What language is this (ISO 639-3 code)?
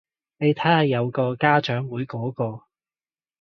yue